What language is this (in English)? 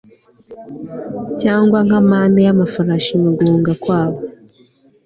Kinyarwanda